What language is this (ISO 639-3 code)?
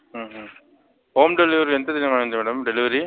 tel